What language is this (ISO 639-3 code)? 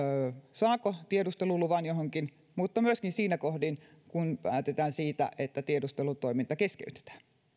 fin